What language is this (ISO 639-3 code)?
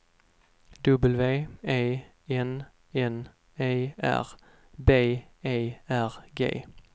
swe